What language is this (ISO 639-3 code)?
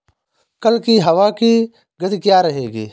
hin